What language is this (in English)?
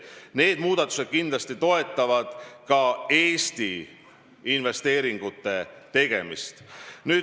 Estonian